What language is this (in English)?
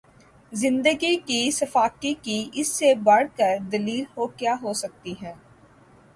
Urdu